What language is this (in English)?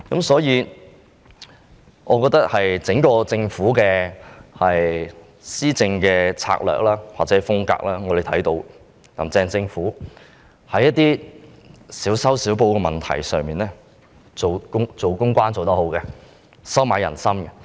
Cantonese